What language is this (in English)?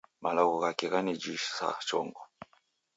Taita